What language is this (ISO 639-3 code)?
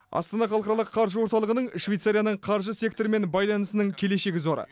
kaz